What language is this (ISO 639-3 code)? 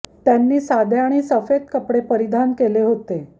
mar